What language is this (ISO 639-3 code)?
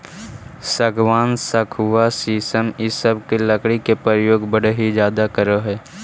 mag